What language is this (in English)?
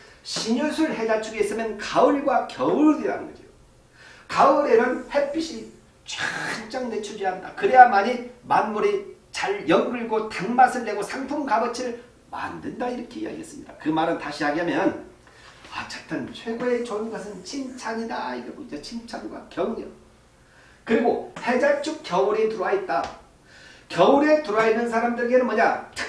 Korean